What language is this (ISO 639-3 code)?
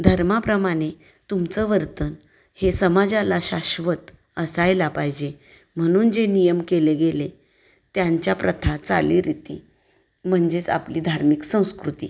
mar